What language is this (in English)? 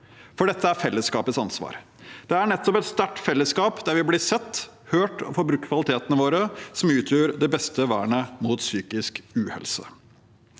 Norwegian